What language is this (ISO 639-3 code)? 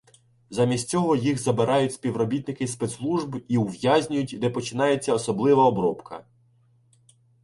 ukr